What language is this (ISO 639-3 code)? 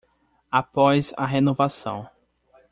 por